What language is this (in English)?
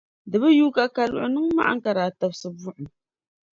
Dagbani